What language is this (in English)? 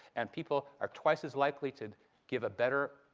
English